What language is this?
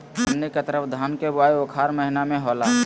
Magahi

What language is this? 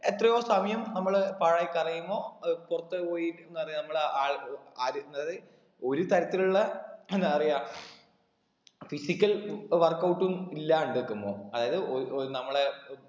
Malayalam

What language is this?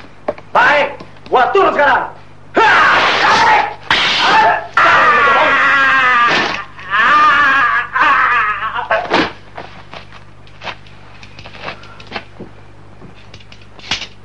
Indonesian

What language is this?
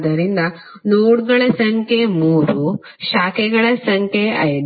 Kannada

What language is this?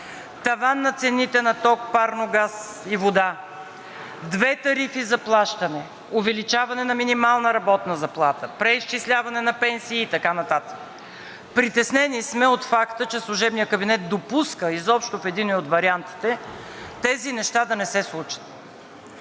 Bulgarian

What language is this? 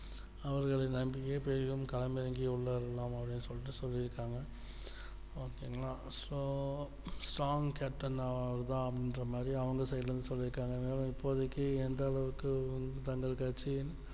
Tamil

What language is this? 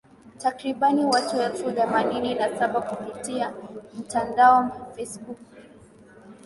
Swahili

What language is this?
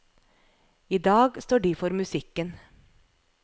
Norwegian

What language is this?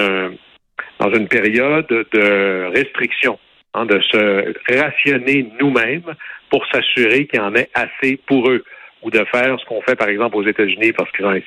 French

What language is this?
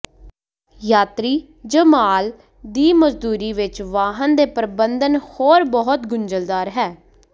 Punjabi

